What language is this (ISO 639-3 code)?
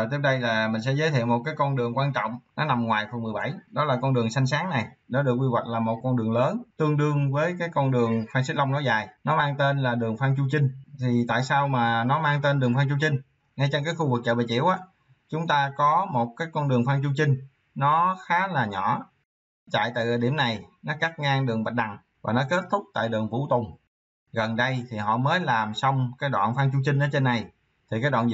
vie